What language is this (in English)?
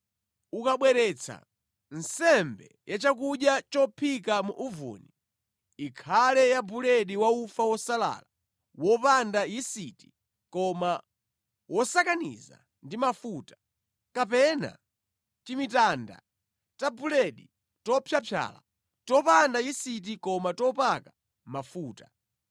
Nyanja